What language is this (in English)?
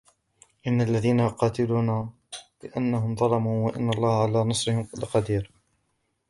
Arabic